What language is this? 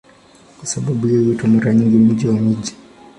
Swahili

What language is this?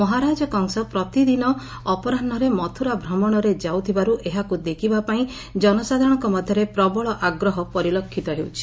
Odia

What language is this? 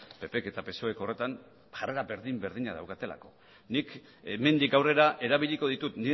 Basque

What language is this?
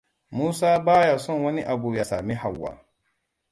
Hausa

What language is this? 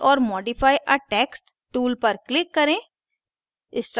Hindi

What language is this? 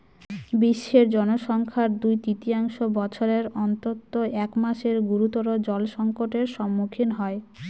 Bangla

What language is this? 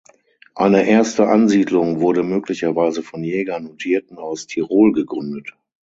German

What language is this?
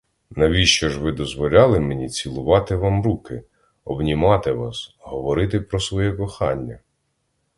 Ukrainian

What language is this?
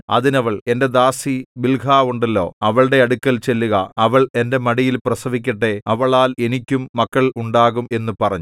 Malayalam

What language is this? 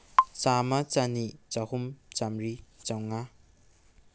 Manipuri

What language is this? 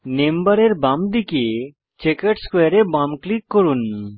Bangla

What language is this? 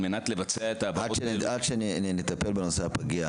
Hebrew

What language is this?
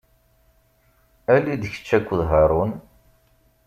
Kabyle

